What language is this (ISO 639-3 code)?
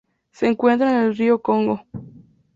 spa